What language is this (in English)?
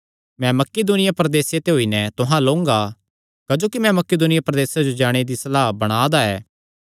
Kangri